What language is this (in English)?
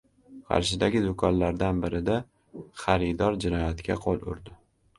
Uzbek